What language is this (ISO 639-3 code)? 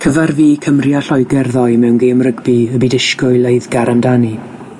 cym